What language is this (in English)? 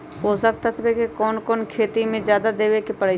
Magahi